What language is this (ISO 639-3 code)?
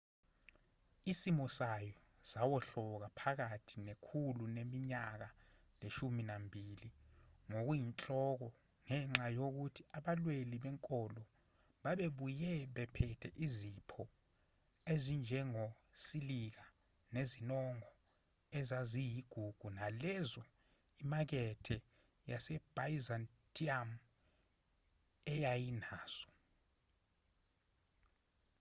zul